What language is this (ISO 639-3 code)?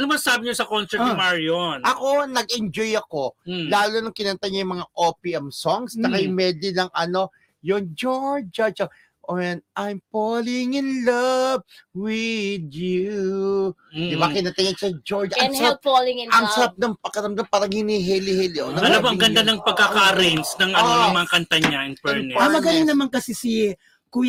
fil